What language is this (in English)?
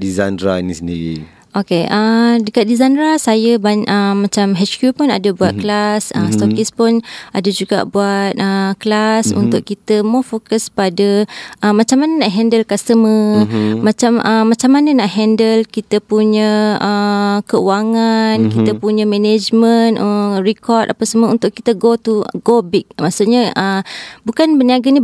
Malay